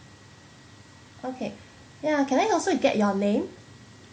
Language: English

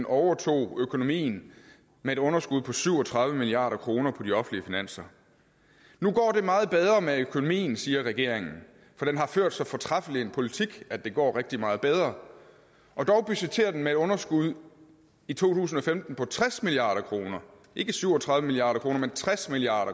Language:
Danish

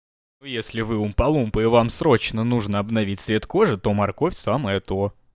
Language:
Russian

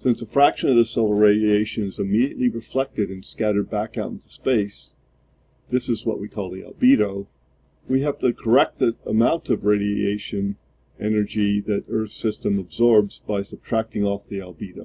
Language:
English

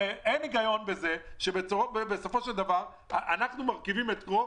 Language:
Hebrew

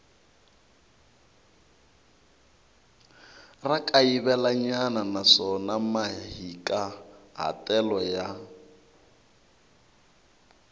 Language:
Tsonga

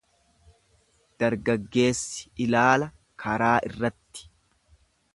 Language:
Oromo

